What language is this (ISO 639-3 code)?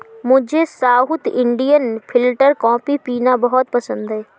hin